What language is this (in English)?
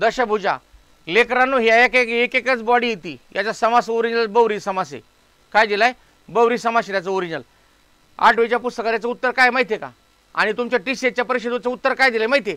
Hindi